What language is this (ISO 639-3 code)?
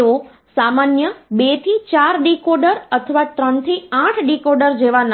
guj